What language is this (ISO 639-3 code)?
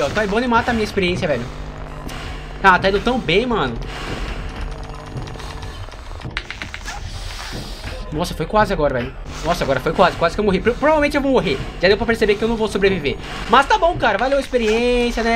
por